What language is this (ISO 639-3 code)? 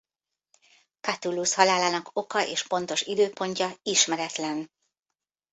hun